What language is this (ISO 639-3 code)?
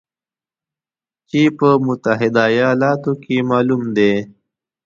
pus